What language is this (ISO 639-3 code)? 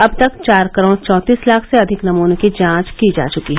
hin